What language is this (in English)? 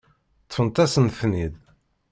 Kabyle